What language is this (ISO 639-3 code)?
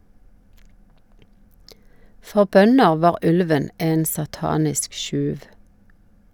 nor